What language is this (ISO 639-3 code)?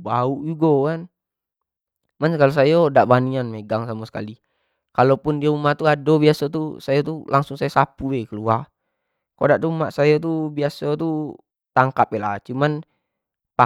jax